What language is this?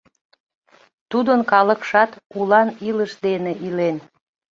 Mari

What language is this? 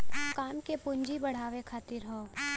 Bhojpuri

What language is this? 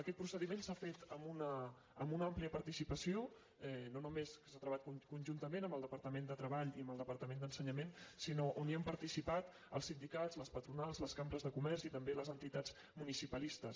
Catalan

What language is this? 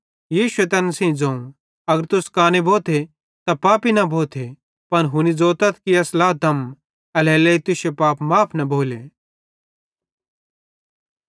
Bhadrawahi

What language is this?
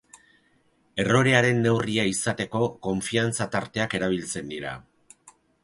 Basque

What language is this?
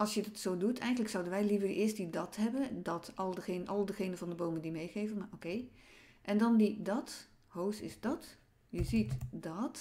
Dutch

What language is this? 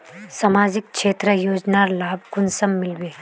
Magahi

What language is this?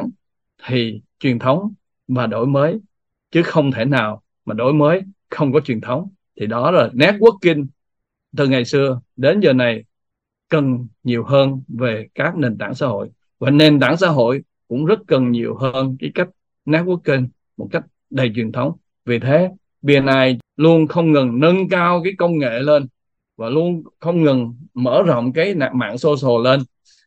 Vietnamese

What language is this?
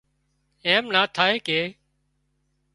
Wadiyara Koli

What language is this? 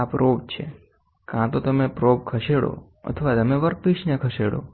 Gujarati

